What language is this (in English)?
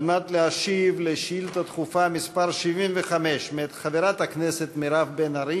Hebrew